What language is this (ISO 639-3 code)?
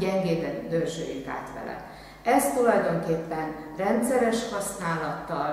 hun